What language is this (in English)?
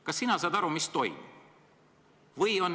Estonian